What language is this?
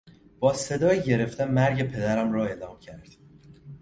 Persian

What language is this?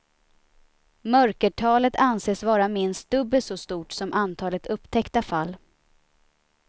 Swedish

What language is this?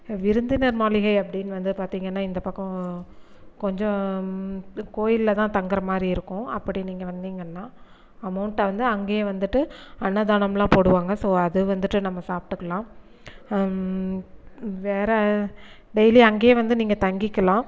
Tamil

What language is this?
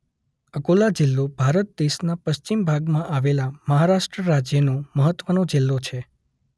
Gujarati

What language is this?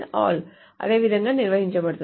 Telugu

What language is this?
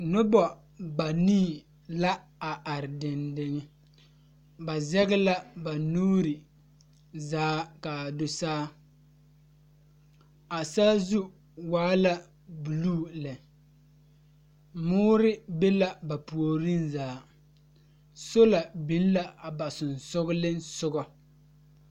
Southern Dagaare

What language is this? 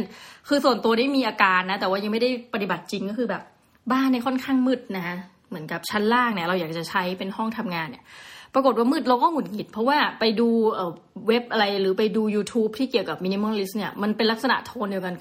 Thai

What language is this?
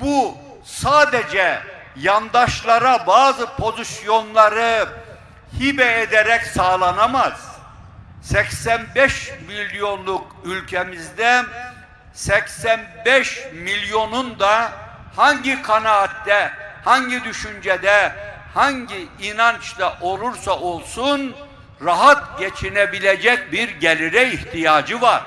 Turkish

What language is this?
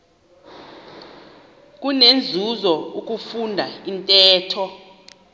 Xhosa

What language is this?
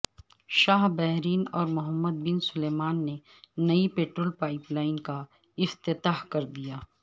Urdu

